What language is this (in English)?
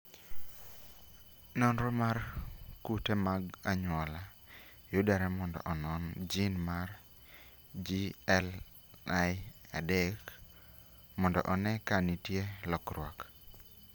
Luo (Kenya and Tanzania)